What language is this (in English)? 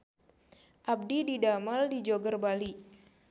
Sundanese